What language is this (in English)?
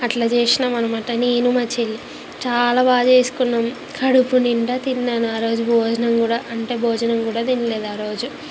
Telugu